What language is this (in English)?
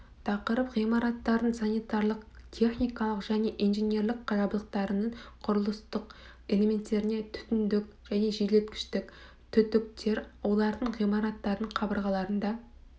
Kazakh